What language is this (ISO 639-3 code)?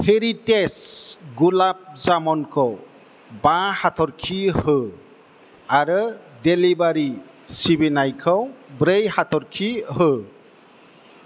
brx